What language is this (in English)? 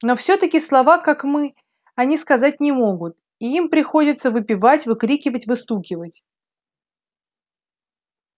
Russian